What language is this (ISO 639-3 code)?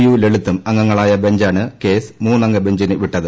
mal